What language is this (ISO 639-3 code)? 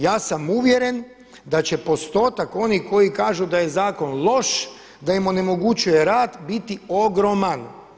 hrv